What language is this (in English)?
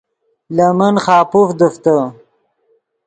Yidgha